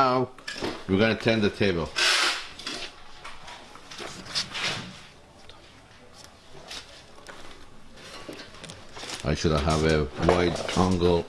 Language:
English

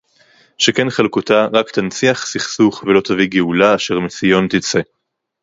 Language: Hebrew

